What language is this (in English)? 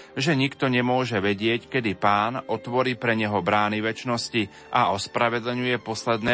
Slovak